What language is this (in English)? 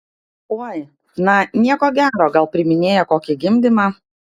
Lithuanian